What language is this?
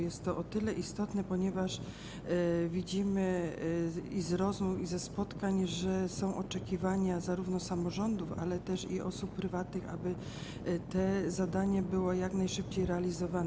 Polish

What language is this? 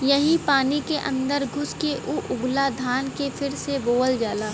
Bhojpuri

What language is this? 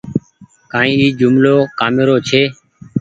Goaria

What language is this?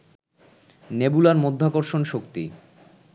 Bangla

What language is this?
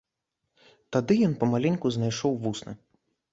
Belarusian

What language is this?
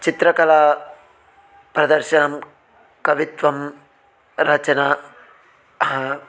Sanskrit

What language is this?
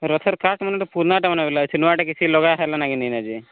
Odia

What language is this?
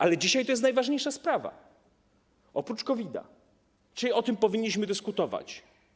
Polish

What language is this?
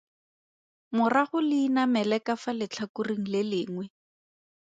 Tswana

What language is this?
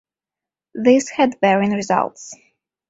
English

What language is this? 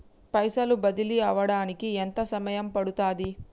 Telugu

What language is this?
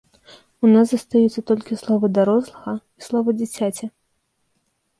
Belarusian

